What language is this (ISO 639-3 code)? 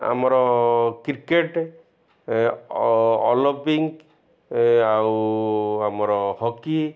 ori